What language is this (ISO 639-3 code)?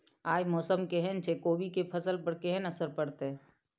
mai